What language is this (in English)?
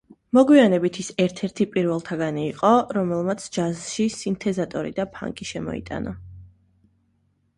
Georgian